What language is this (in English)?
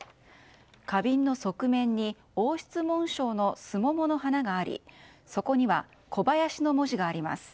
Japanese